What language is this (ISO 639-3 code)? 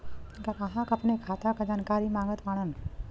bho